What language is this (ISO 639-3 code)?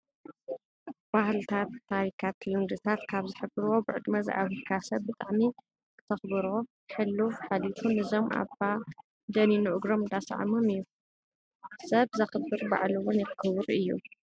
tir